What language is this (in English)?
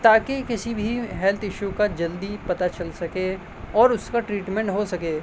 Urdu